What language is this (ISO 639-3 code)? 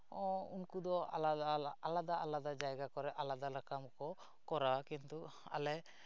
sat